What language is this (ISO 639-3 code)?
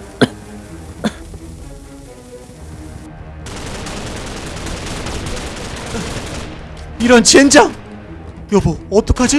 kor